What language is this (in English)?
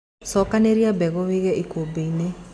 Kikuyu